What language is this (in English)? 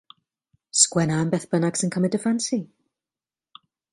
Welsh